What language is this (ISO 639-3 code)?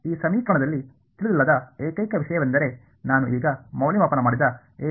kan